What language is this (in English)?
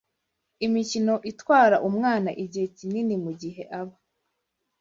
Kinyarwanda